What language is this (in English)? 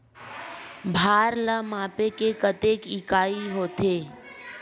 Chhattisgarhi